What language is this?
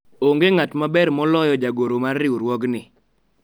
Luo (Kenya and Tanzania)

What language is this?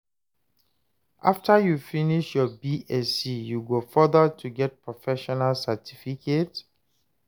Nigerian Pidgin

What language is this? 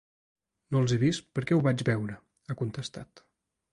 Catalan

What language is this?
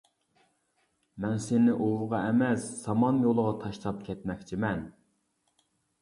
Uyghur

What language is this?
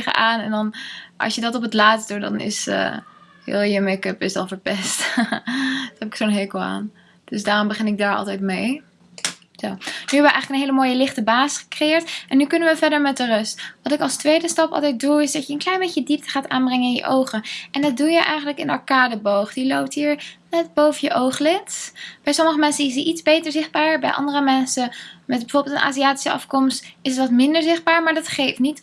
Dutch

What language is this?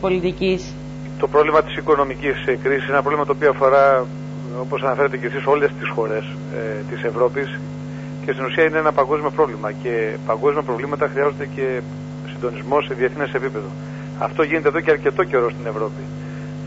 Greek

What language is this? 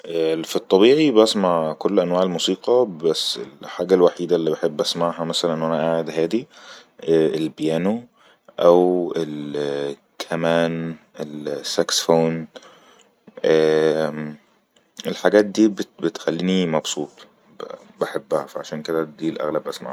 Egyptian Arabic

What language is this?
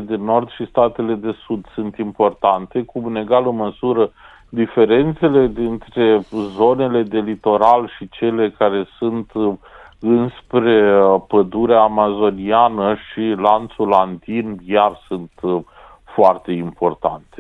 Romanian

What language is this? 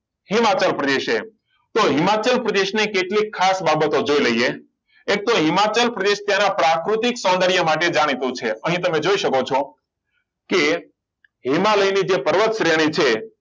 Gujarati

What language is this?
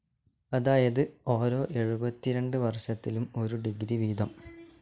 Malayalam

